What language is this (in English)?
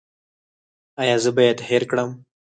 Pashto